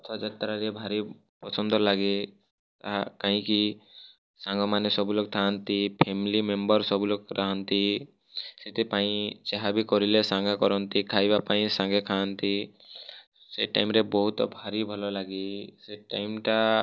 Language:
Odia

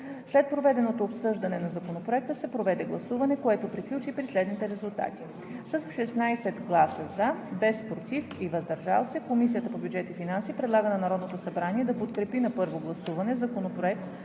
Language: Bulgarian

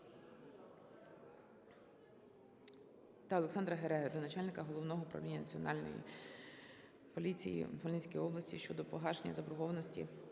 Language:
Ukrainian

